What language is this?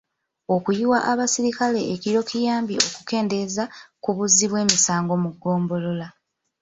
Ganda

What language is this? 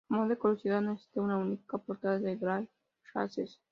Spanish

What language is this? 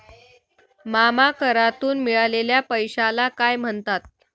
Marathi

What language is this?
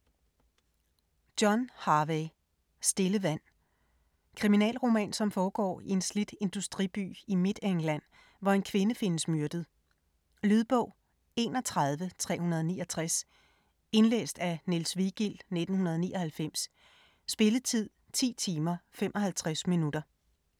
Danish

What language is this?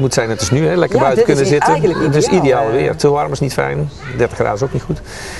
Dutch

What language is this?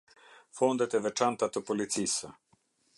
Albanian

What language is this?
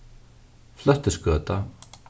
Faroese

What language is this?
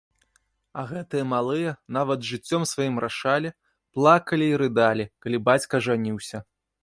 Belarusian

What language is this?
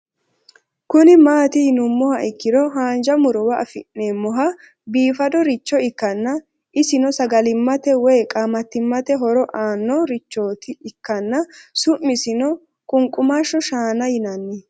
Sidamo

